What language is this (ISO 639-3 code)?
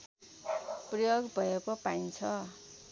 nep